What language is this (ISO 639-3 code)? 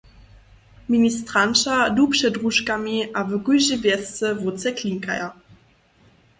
hsb